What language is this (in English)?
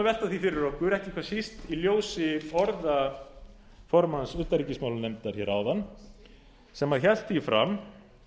Icelandic